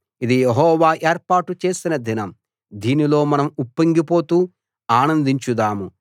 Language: Telugu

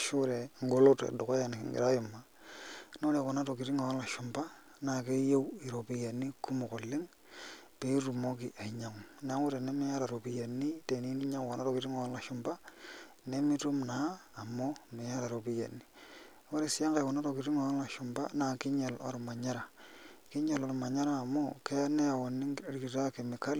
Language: Masai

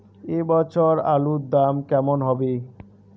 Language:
Bangla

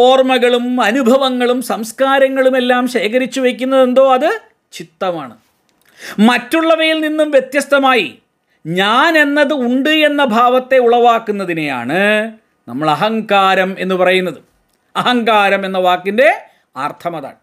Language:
Malayalam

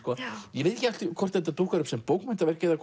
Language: Icelandic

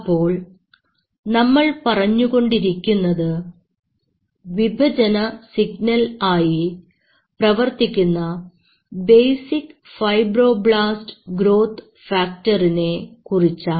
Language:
Malayalam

